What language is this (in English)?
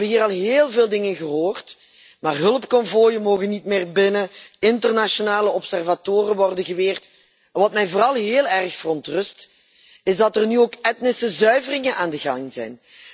Dutch